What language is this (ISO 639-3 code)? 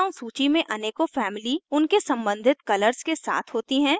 hin